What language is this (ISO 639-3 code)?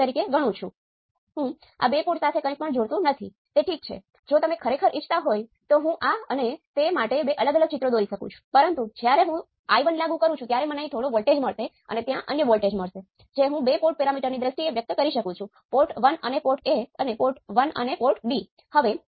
guj